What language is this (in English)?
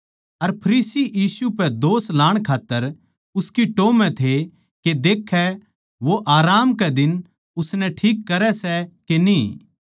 Haryanvi